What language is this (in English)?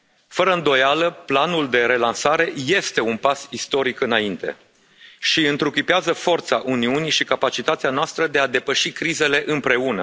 Romanian